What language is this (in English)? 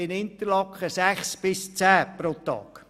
Swiss German